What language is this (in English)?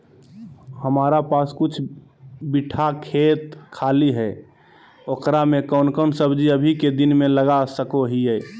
Magahi